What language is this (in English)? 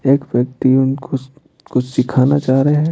Hindi